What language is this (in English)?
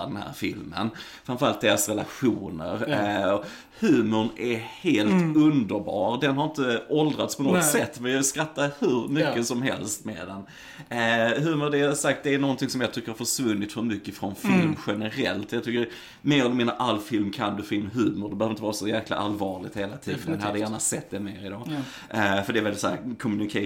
Swedish